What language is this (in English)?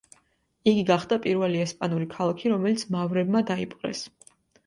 Georgian